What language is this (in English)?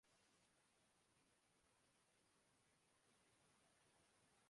Urdu